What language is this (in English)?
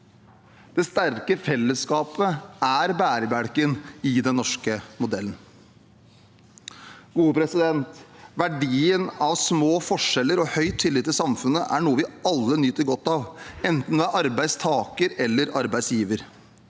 Norwegian